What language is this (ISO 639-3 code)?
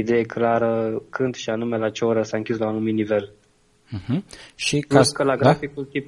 ron